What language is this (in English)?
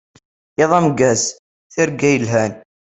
Kabyle